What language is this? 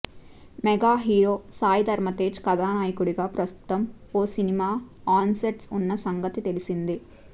Telugu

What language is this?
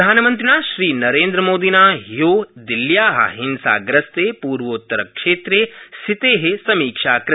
Sanskrit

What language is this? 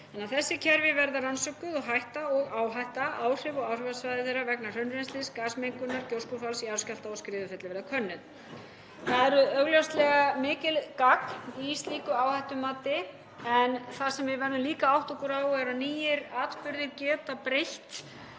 Icelandic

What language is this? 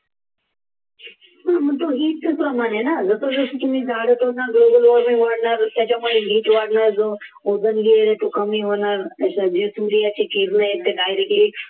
Marathi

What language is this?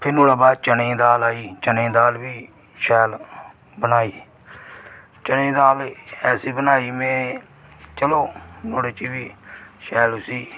Dogri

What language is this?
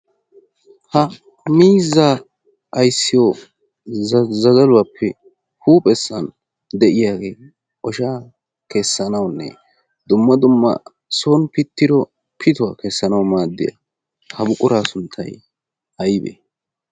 Wolaytta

